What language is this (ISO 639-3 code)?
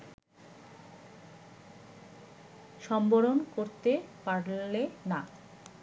ben